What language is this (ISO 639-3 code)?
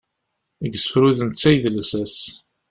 kab